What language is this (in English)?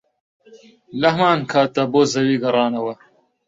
Central Kurdish